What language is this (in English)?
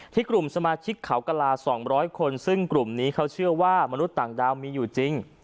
Thai